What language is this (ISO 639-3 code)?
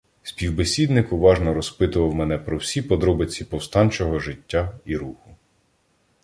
ukr